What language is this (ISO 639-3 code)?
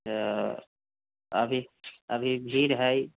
mai